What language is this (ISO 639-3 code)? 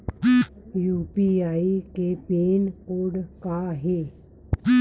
hne